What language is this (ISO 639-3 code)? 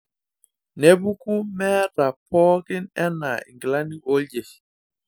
mas